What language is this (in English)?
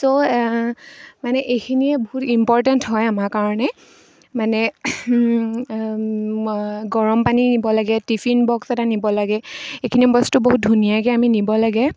Assamese